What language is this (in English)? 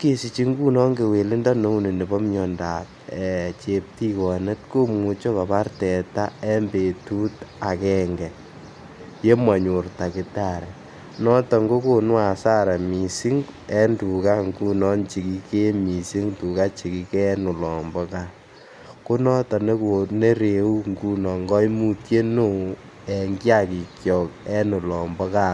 Kalenjin